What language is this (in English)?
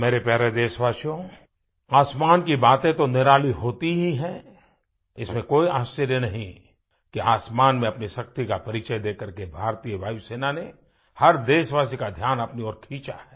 Hindi